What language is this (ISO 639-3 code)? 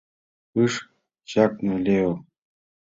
chm